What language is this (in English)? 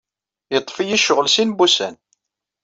Kabyle